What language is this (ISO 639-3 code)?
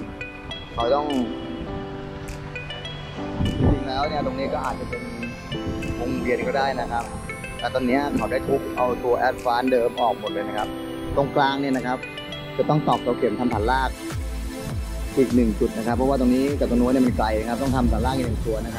tha